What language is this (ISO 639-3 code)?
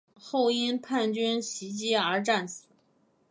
zho